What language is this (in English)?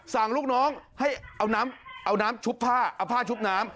Thai